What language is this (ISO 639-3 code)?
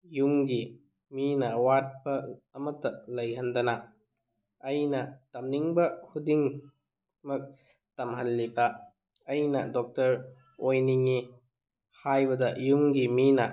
mni